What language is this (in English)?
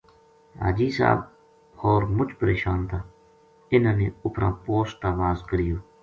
Gujari